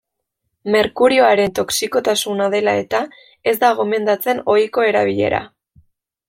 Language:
Basque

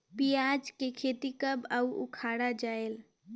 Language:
Chhattisgarhi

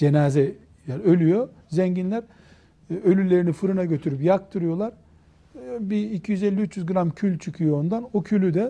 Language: Turkish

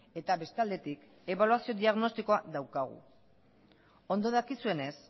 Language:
Basque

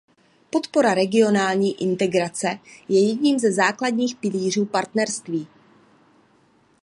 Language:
Czech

